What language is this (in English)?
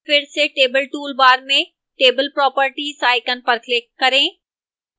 Hindi